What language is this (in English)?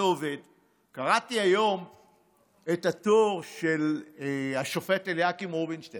Hebrew